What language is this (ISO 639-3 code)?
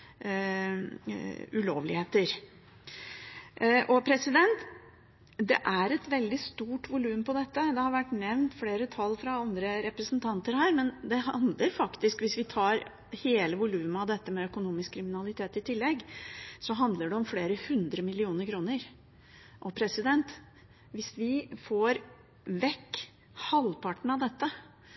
nob